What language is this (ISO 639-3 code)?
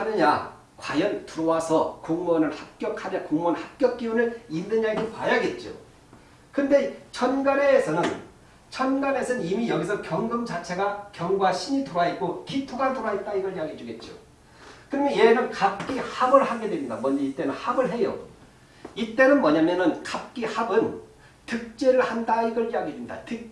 kor